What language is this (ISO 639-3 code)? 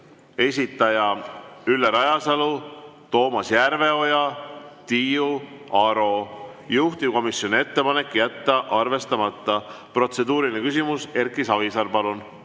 est